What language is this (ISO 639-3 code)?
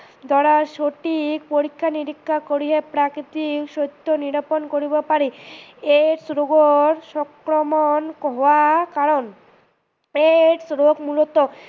asm